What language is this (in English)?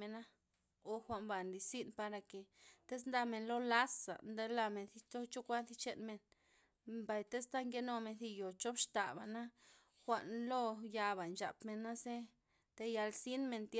Loxicha Zapotec